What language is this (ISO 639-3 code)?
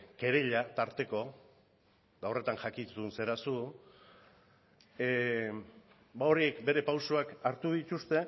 eus